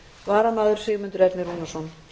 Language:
Icelandic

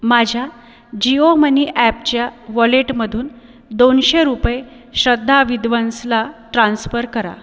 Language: Marathi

